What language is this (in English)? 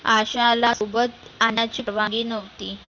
Marathi